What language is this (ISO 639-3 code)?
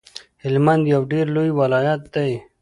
pus